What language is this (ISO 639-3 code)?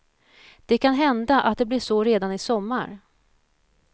swe